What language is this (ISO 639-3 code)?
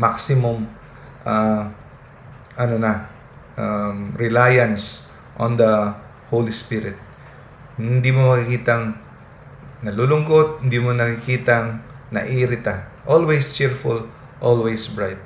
fil